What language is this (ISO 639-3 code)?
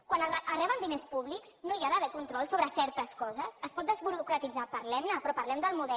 cat